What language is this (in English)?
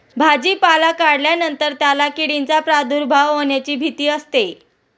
Marathi